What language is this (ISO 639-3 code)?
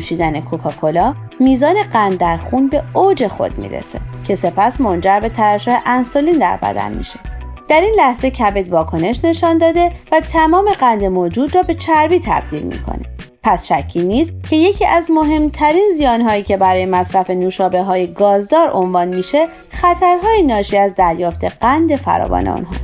fas